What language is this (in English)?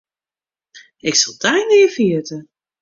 Western Frisian